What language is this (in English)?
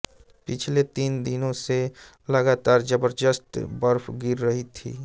Hindi